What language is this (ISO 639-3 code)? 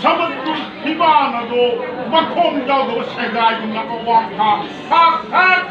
tha